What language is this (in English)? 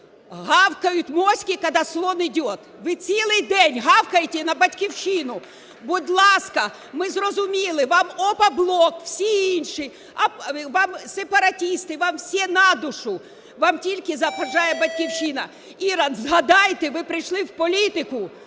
Ukrainian